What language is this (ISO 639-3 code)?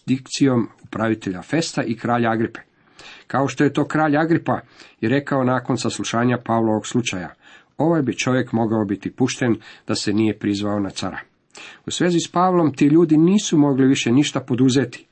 hrv